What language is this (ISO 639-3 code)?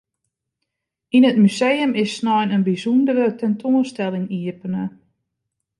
fry